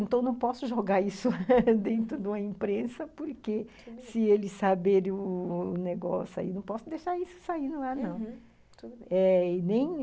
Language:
Portuguese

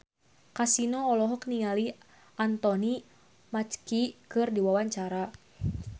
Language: Sundanese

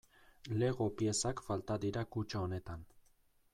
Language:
Basque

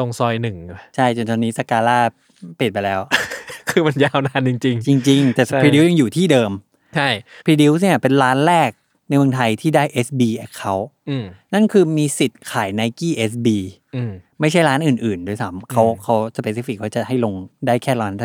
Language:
Thai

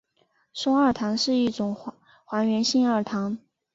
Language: Chinese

